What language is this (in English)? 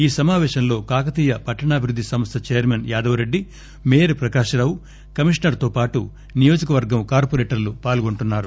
Telugu